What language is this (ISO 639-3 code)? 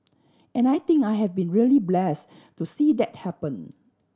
eng